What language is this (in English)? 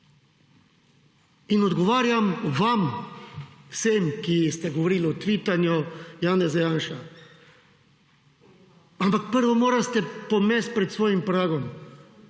Slovenian